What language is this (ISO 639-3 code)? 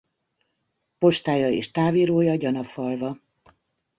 hun